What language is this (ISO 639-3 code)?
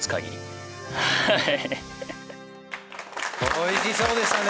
jpn